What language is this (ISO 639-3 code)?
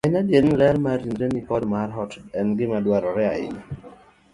luo